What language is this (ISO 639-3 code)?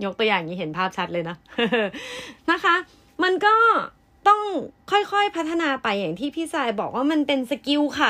tha